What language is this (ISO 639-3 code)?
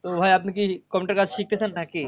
ben